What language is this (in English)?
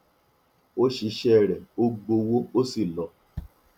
Yoruba